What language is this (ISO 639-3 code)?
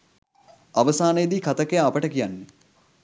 sin